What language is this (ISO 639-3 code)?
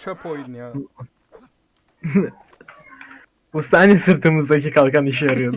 tur